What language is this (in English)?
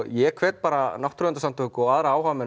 Icelandic